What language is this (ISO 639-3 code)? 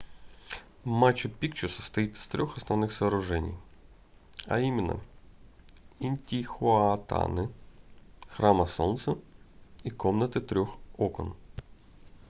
rus